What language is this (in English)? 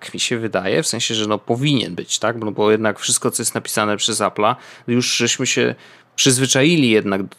Polish